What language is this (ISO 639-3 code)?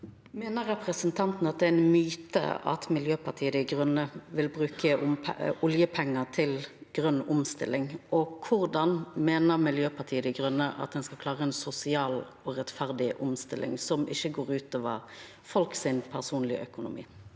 nor